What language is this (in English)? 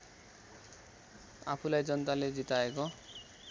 Nepali